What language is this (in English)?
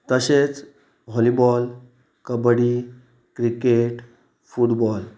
Konkani